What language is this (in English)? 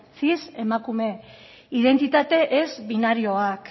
Basque